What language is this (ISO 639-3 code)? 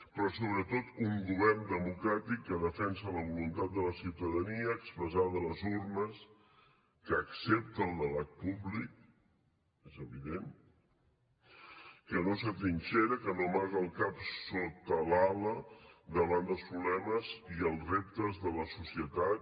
cat